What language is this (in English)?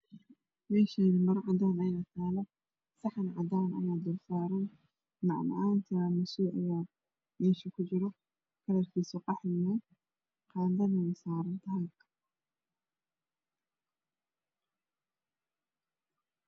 Somali